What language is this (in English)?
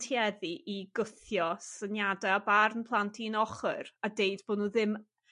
Welsh